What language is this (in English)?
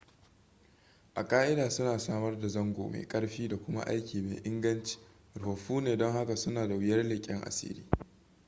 Hausa